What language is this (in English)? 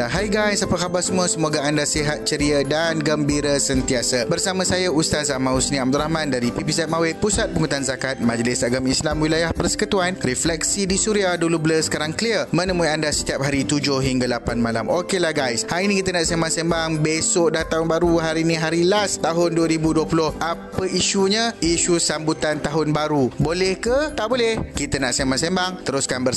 Malay